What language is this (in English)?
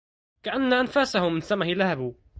Arabic